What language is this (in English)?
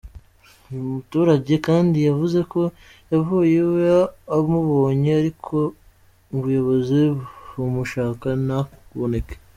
Kinyarwanda